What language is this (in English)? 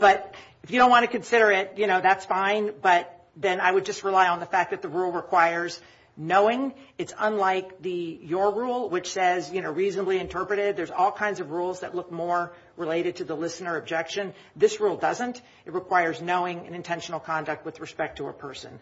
English